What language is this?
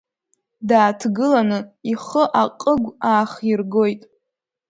Abkhazian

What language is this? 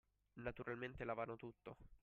Italian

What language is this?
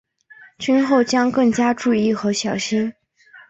Chinese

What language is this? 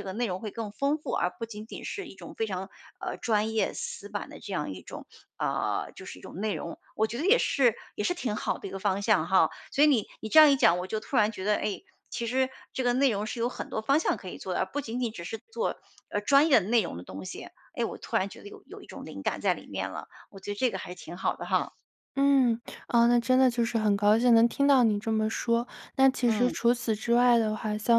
Chinese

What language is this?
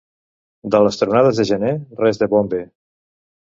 Catalan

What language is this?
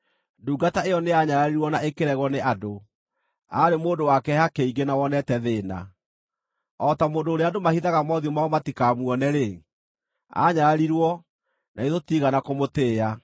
Kikuyu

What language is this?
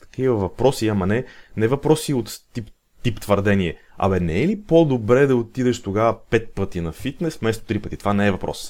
Bulgarian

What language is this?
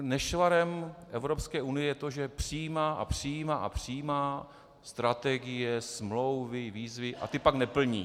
Czech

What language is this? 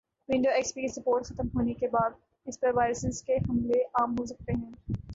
Urdu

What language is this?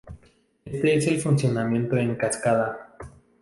Spanish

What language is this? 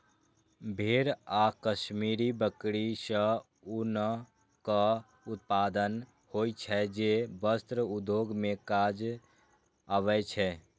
Maithili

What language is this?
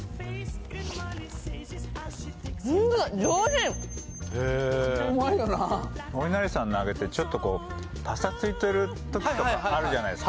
Japanese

